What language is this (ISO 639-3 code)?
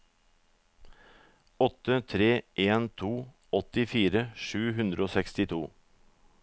nor